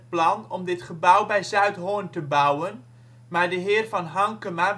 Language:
Dutch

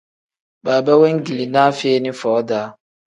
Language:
Tem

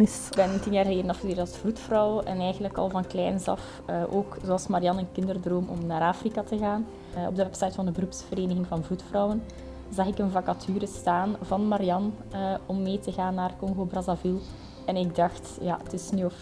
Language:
Dutch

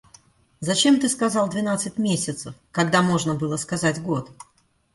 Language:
Russian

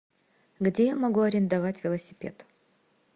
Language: Russian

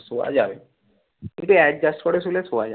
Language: Bangla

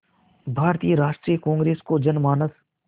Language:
Hindi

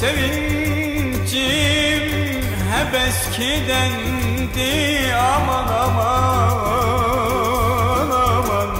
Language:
Turkish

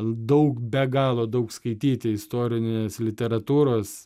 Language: Lithuanian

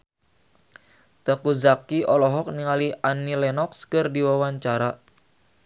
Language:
Sundanese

